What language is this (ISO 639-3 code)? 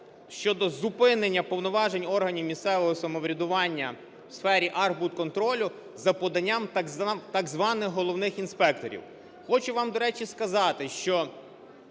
ukr